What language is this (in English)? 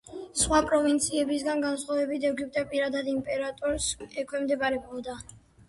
Georgian